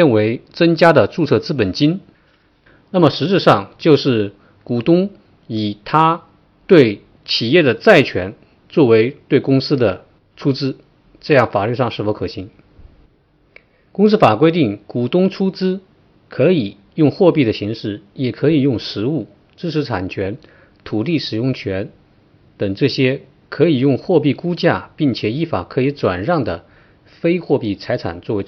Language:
Chinese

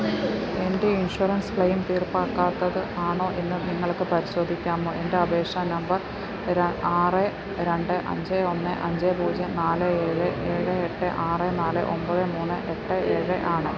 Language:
Malayalam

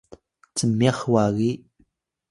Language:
Atayal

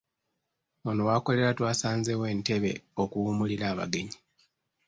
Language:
Ganda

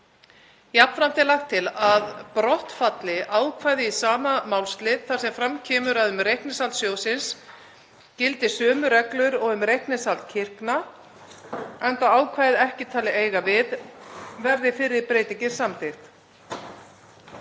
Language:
Icelandic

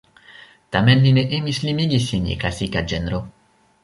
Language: Esperanto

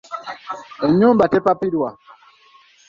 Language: Ganda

